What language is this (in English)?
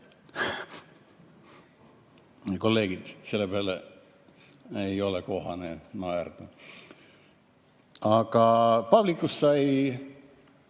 Estonian